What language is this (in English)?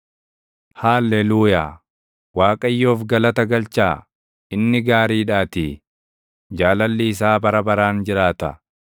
Oromo